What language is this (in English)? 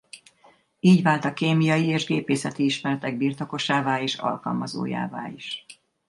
Hungarian